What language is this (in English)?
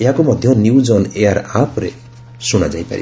Odia